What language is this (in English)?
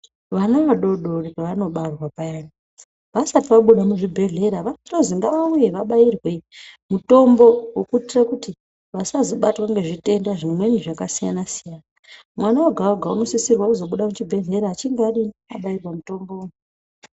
Ndau